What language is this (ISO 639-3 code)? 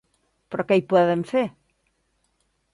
cat